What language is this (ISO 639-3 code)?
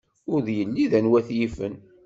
kab